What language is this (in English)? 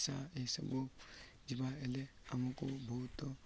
Odia